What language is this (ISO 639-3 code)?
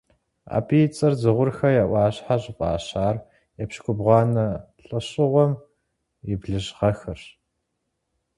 kbd